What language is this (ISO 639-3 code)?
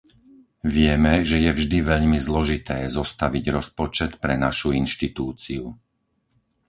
slk